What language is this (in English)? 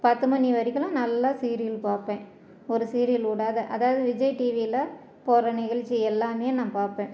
Tamil